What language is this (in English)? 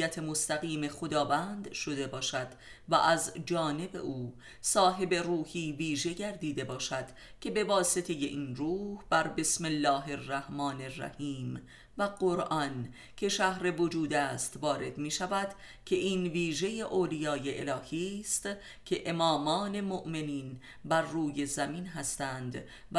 Persian